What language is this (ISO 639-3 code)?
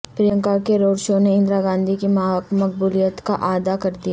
urd